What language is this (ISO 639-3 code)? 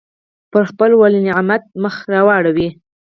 pus